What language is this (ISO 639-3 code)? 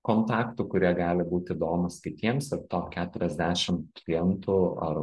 lit